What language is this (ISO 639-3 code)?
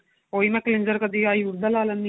pan